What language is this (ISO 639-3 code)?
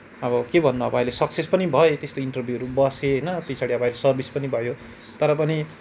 nep